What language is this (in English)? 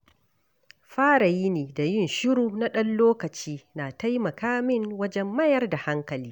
Hausa